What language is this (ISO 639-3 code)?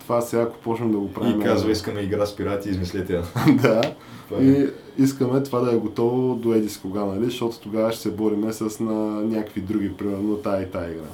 bul